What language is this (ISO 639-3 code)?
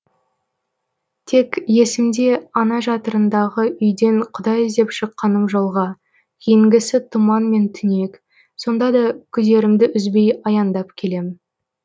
kaz